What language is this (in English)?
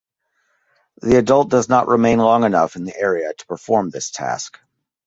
English